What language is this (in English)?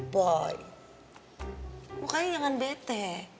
Indonesian